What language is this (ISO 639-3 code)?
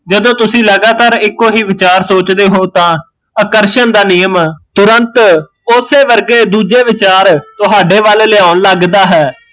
pan